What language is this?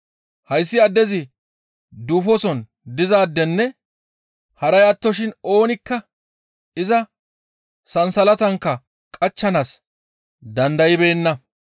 Gamo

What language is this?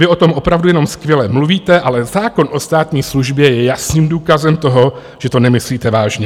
Czech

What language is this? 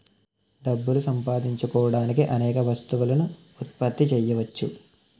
Telugu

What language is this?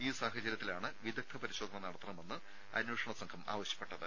Malayalam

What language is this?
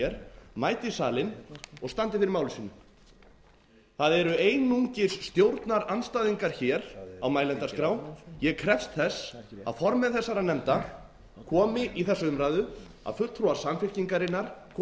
Icelandic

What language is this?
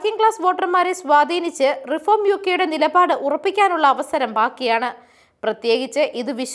Malayalam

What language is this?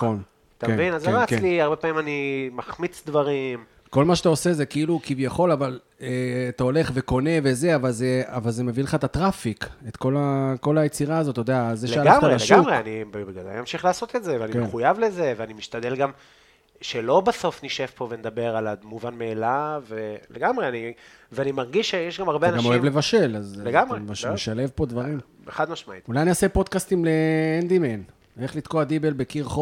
Hebrew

